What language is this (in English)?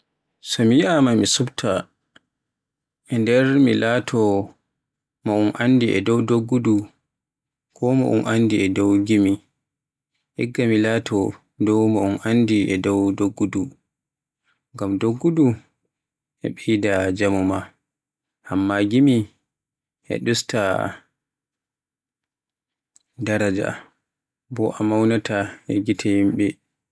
Borgu Fulfulde